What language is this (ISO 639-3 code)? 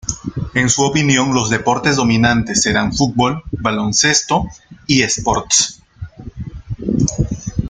spa